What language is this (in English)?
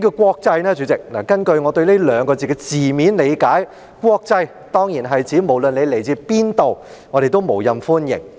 Cantonese